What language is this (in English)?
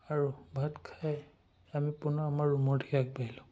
Assamese